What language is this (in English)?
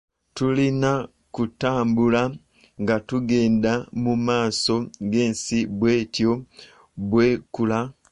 Ganda